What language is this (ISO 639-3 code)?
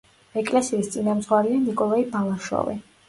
kat